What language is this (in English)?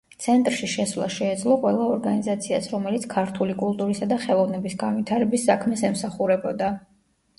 Georgian